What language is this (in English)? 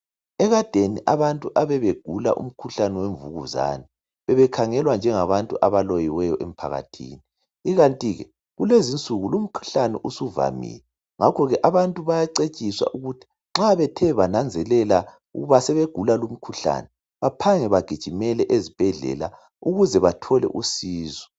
North Ndebele